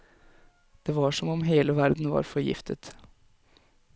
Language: Norwegian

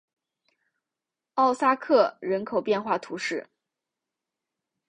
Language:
Chinese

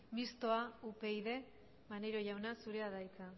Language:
Basque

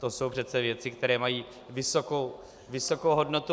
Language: Czech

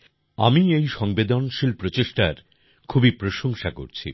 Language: Bangla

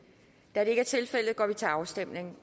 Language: Danish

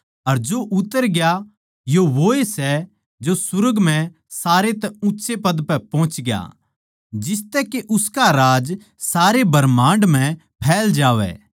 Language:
Haryanvi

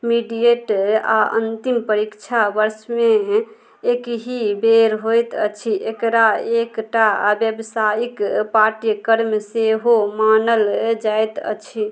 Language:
Maithili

